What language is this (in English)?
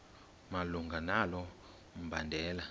Xhosa